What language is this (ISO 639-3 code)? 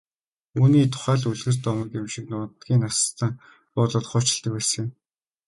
mon